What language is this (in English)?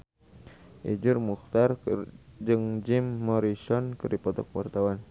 Sundanese